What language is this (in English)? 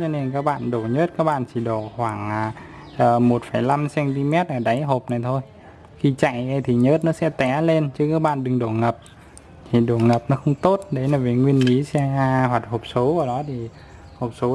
Vietnamese